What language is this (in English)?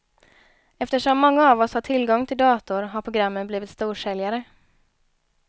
Swedish